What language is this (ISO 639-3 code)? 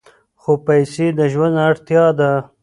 pus